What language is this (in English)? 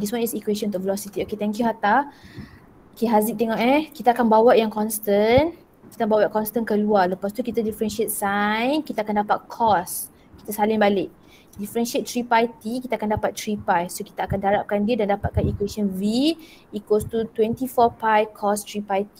Malay